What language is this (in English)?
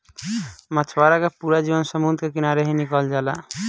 Bhojpuri